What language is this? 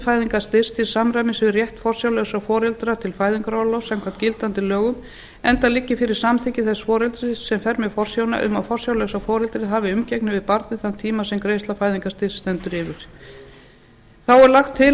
Icelandic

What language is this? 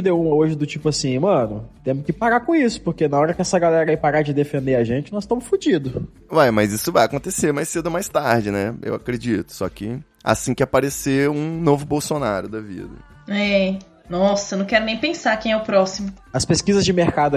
Portuguese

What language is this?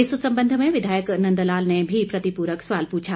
Hindi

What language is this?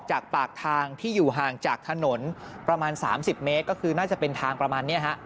Thai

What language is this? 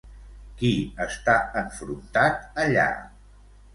Catalan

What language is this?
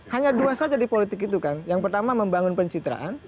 Indonesian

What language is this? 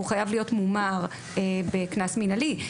Hebrew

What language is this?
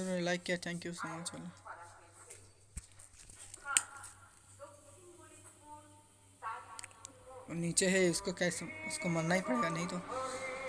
Hindi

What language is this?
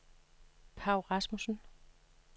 Danish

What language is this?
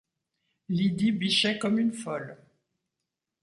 French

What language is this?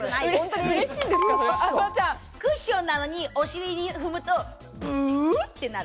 Japanese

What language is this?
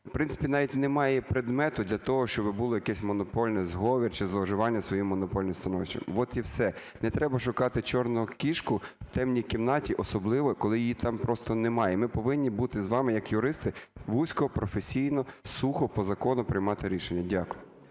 Ukrainian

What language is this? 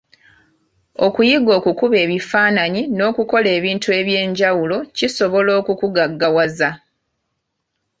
Ganda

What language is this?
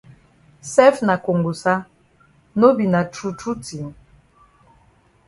Cameroon Pidgin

